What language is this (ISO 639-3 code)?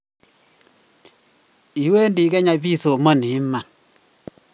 kln